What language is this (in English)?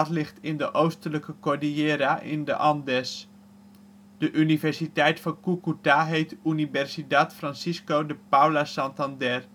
Dutch